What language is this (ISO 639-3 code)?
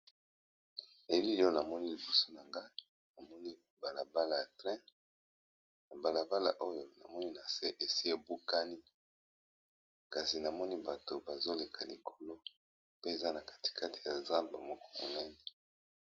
lin